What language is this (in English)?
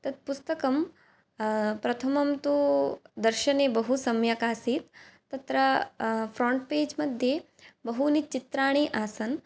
Sanskrit